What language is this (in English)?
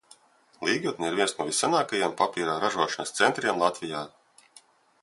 Latvian